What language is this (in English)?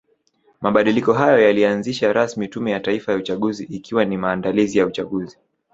Swahili